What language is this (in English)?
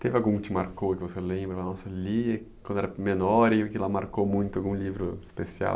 Portuguese